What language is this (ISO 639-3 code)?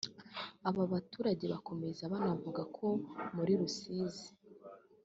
kin